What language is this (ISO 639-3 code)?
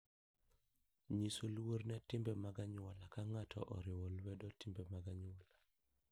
luo